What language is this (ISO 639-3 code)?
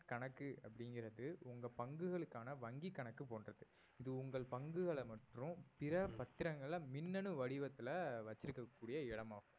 tam